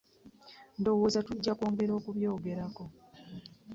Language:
Ganda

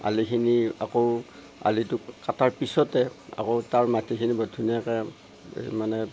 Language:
Assamese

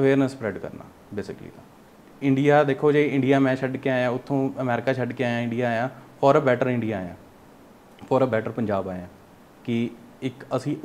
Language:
Punjabi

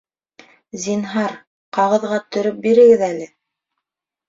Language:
Bashkir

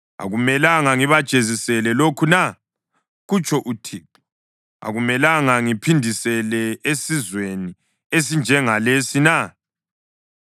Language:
North Ndebele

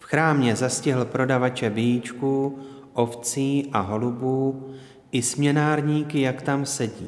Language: Czech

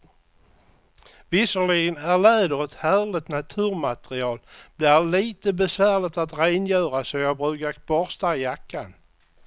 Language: Swedish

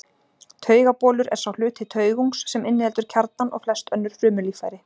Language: Icelandic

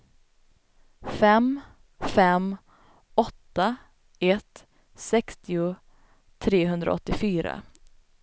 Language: Swedish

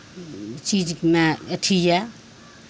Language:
Maithili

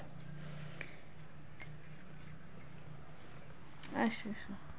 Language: Dogri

